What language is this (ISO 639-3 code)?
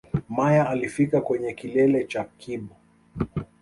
swa